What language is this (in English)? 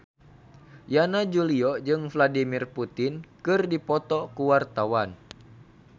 Sundanese